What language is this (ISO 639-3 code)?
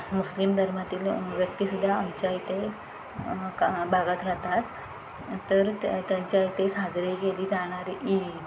mar